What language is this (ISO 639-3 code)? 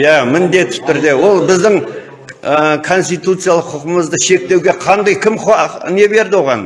tur